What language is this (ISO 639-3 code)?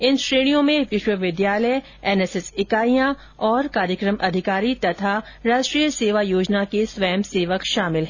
hin